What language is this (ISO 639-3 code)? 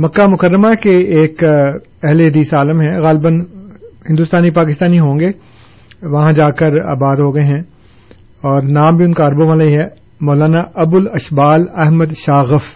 urd